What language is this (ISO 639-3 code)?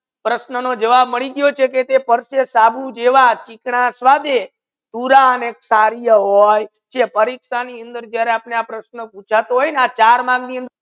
guj